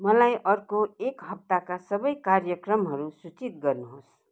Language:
Nepali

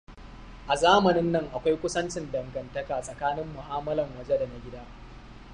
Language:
Hausa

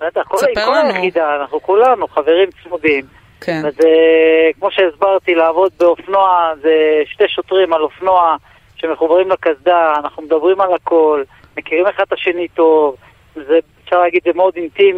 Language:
Hebrew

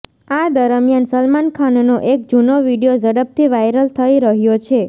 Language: Gujarati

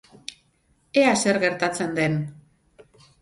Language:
Basque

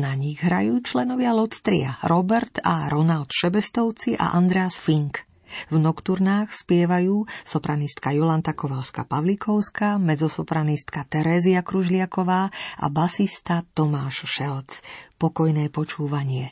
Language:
Slovak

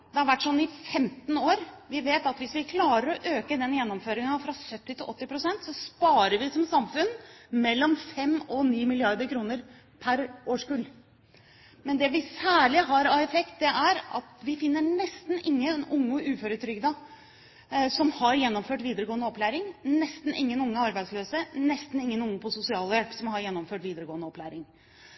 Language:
Norwegian Bokmål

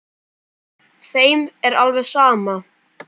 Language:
Icelandic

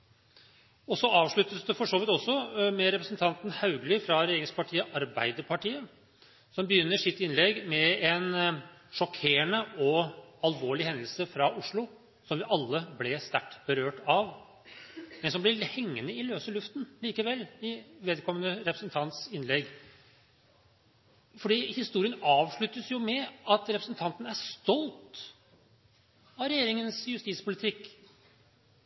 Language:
Norwegian Bokmål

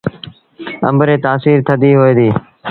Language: Sindhi Bhil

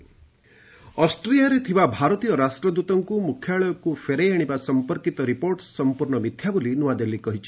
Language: Odia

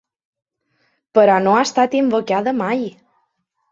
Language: Catalan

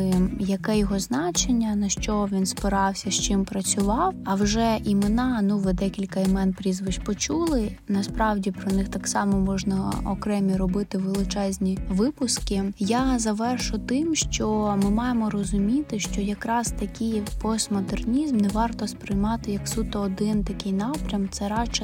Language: Ukrainian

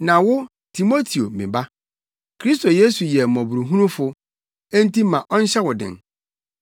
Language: Akan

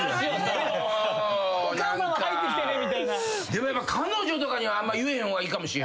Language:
Japanese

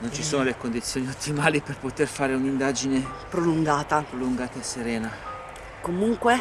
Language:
Italian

